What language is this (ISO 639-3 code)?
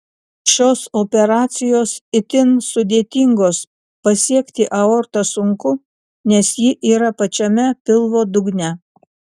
lit